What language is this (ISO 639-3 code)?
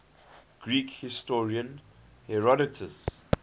eng